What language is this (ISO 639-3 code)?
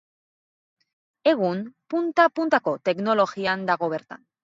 eus